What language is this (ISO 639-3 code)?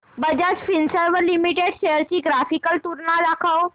mar